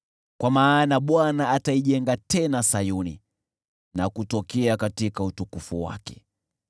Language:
Swahili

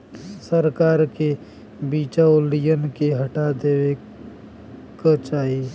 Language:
Bhojpuri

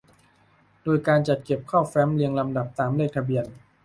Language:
Thai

